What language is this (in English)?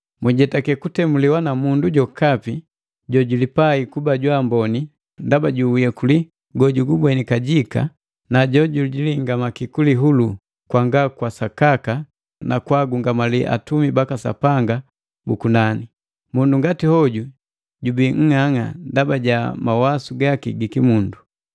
Matengo